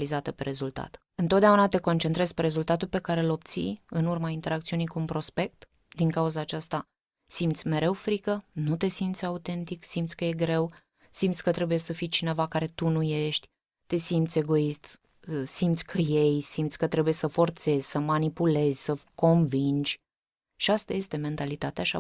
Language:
Romanian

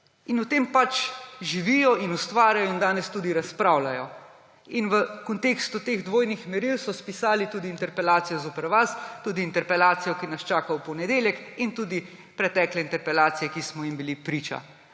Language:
Slovenian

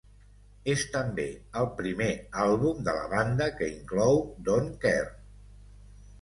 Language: Catalan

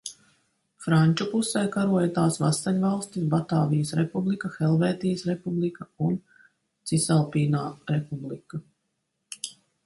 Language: Latvian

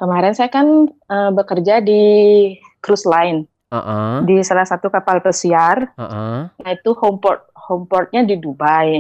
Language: Indonesian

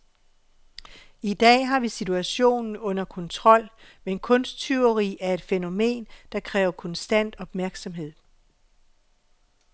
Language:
Danish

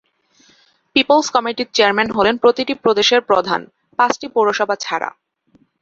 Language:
Bangla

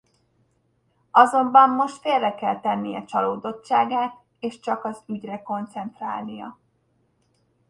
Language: Hungarian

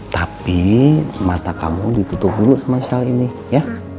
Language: Indonesian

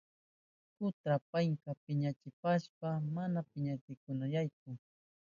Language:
Southern Pastaza Quechua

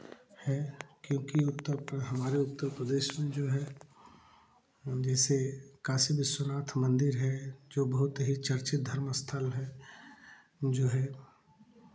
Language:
Hindi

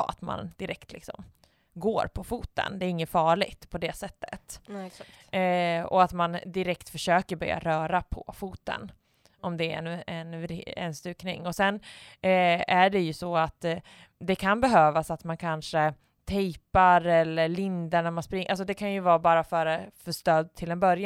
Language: Swedish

